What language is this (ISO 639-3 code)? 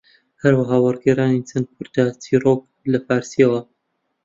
ckb